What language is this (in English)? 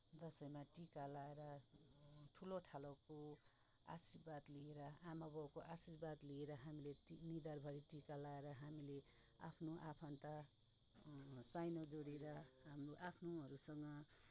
Nepali